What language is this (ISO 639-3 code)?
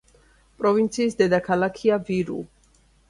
kat